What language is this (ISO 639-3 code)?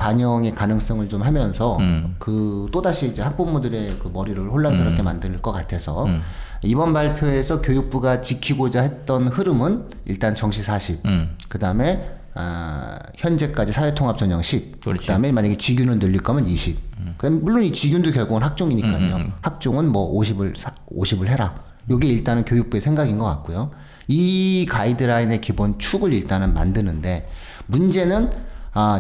kor